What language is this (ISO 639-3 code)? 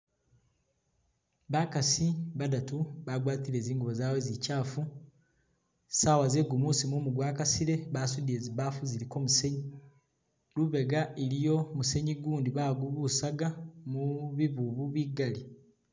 myx